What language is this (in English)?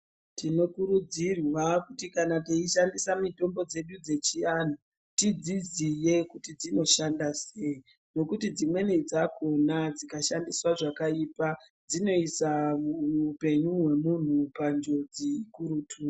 Ndau